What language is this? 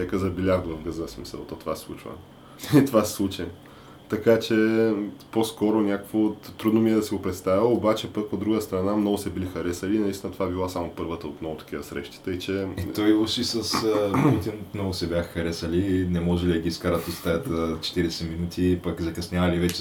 Bulgarian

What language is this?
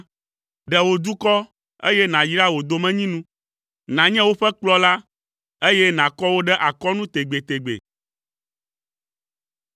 Ewe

